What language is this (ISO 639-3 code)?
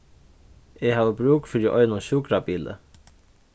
fao